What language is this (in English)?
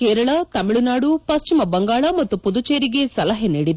Kannada